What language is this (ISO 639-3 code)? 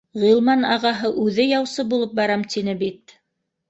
bak